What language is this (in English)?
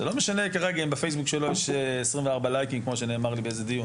Hebrew